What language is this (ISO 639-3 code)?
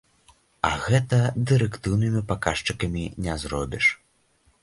bel